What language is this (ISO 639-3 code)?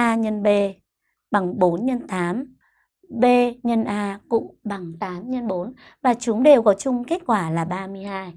vie